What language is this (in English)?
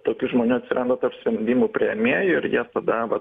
Lithuanian